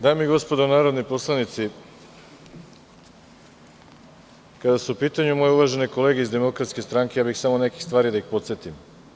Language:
Serbian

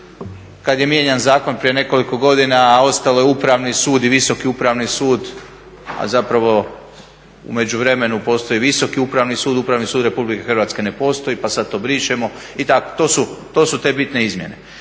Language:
Croatian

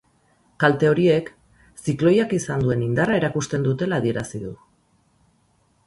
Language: Basque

